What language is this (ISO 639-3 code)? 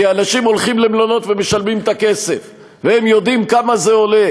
heb